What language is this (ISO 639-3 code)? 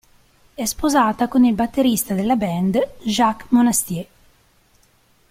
ita